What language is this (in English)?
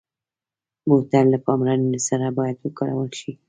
Pashto